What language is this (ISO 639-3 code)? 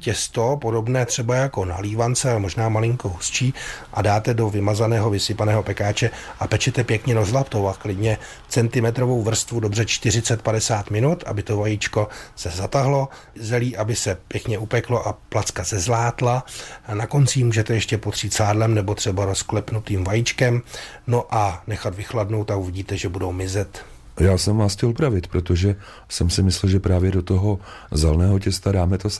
ces